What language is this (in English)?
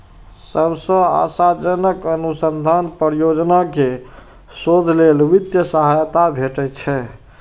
Maithili